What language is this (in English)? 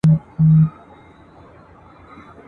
Pashto